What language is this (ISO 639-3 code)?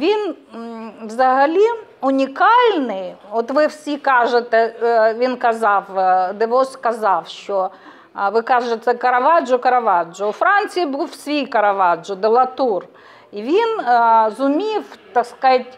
ukr